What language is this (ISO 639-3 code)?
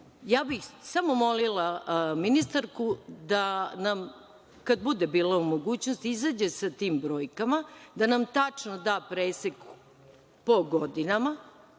srp